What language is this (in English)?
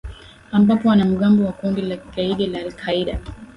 Swahili